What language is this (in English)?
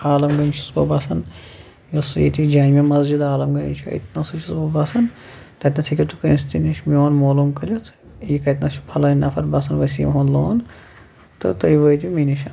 Kashmiri